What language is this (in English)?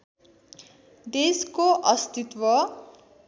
Nepali